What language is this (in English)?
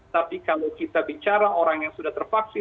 Indonesian